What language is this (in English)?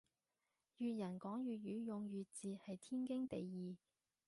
Cantonese